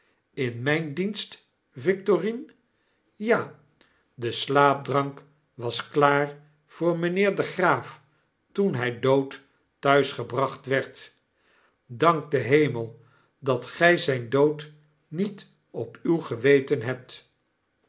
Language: Dutch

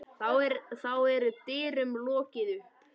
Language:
Icelandic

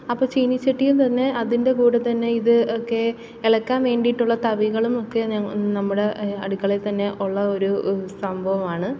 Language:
Malayalam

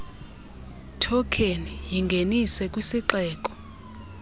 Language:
Xhosa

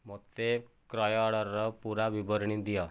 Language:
Odia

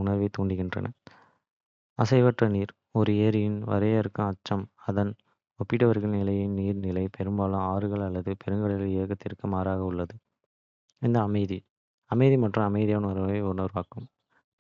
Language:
Kota (India)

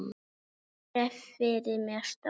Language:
Icelandic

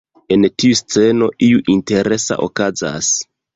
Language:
Esperanto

